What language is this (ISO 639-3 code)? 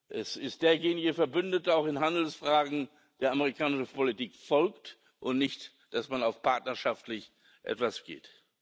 deu